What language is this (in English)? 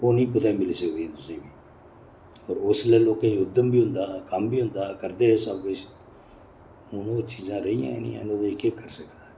Dogri